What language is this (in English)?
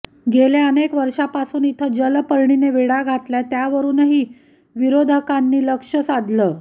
Marathi